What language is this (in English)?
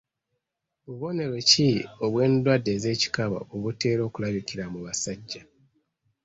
Ganda